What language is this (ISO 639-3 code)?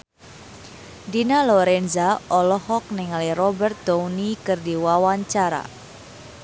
sun